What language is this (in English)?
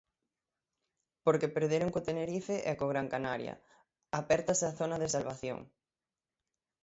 Galician